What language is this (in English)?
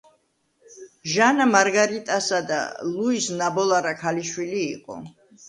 Georgian